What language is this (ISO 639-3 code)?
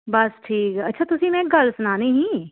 doi